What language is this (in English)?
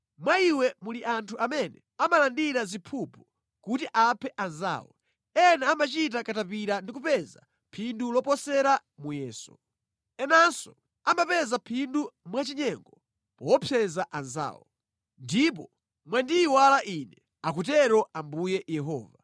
Nyanja